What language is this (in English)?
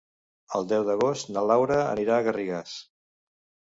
Catalan